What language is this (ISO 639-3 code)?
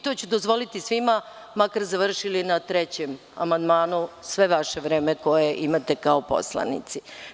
srp